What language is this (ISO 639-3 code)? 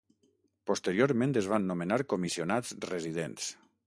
cat